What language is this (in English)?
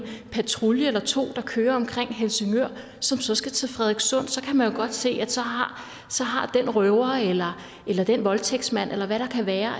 Danish